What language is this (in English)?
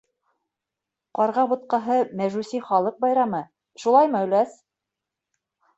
Bashkir